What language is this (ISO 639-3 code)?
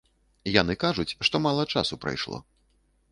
bel